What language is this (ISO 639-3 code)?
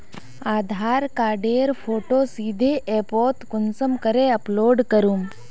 mag